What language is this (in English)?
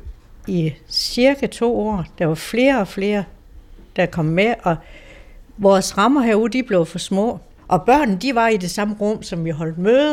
Danish